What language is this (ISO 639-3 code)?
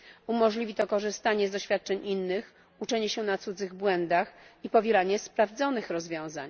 pol